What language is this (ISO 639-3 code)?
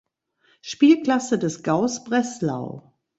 deu